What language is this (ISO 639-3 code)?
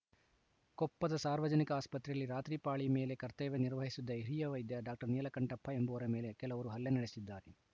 kan